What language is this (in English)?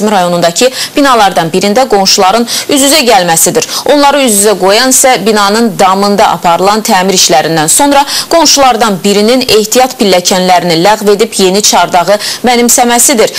Turkish